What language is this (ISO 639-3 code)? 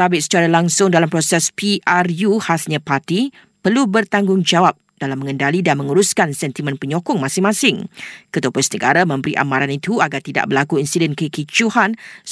msa